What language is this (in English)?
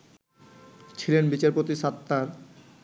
Bangla